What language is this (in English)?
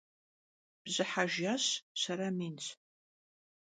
Kabardian